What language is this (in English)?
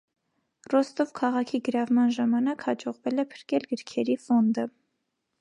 Armenian